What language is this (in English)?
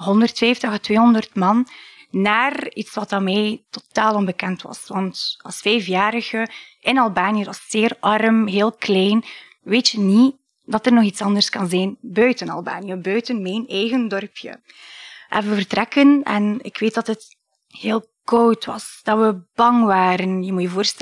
Dutch